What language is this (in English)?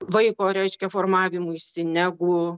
Lithuanian